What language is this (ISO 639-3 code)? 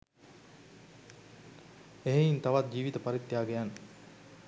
sin